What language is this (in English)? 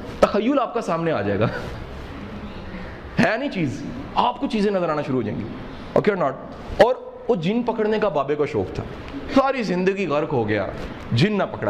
Urdu